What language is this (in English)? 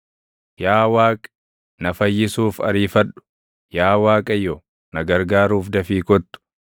Oromo